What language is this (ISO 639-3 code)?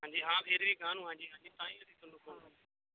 pan